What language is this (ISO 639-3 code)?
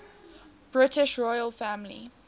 eng